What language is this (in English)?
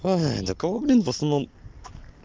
Russian